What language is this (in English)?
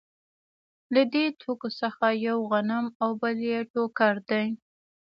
Pashto